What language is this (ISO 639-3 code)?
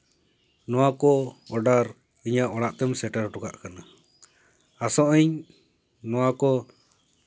sat